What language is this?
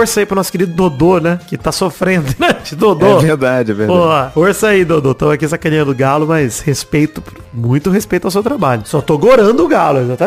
Portuguese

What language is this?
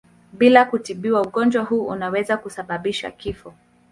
Swahili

